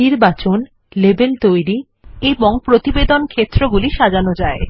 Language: Bangla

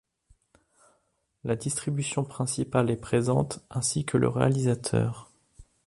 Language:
French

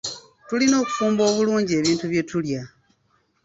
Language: Ganda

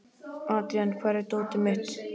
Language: Icelandic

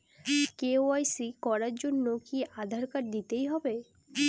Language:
Bangla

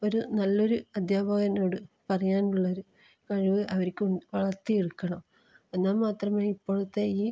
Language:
Malayalam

